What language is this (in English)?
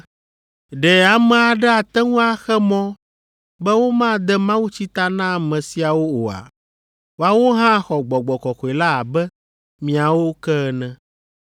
Ewe